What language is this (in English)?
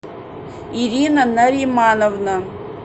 Russian